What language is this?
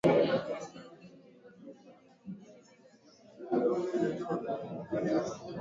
Swahili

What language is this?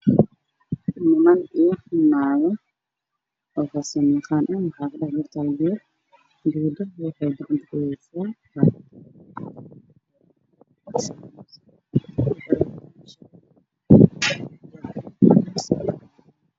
Somali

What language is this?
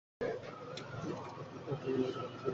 Bangla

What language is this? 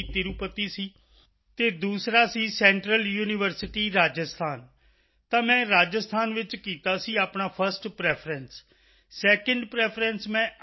Punjabi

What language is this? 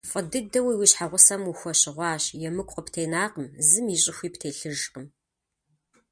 Kabardian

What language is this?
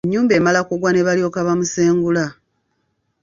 Ganda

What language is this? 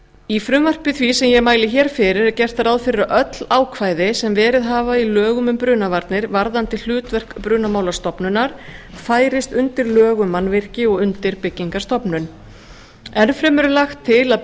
Icelandic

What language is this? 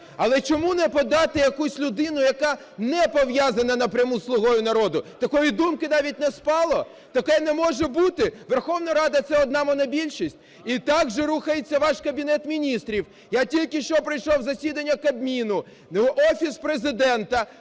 Ukrainian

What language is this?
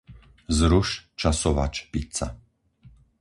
Slovak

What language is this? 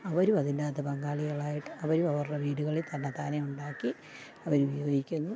Malayalam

